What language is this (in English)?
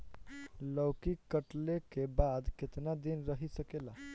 Bhojpuri